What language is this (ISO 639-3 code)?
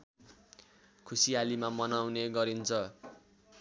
nep